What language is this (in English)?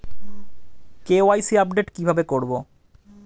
Bangla